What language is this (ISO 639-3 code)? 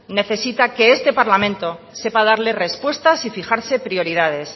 spa